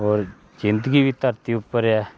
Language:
Dogri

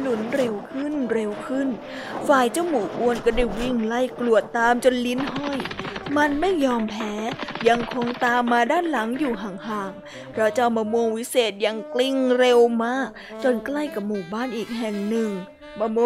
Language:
Thai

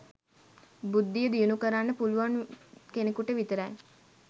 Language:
Sinhala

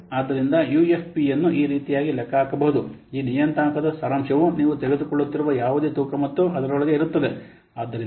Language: Kannada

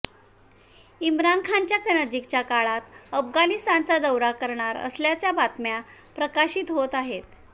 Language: Marathi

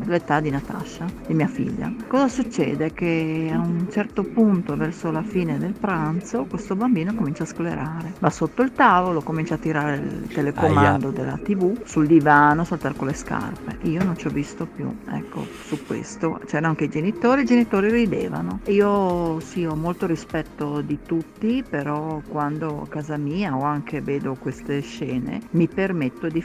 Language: Italian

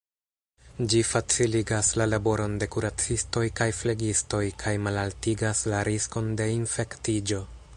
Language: Esperanto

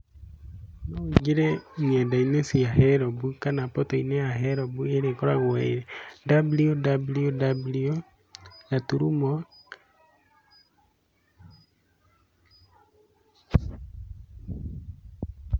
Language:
Kikuyu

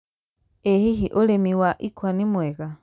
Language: Kikuyu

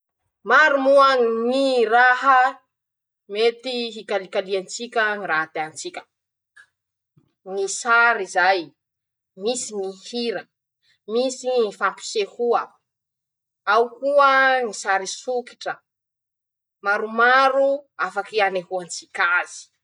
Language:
Masikoro Malagasy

